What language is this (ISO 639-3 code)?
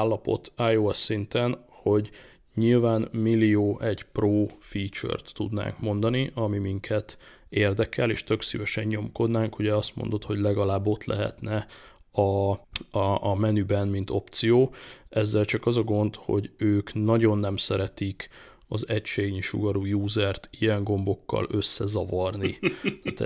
hun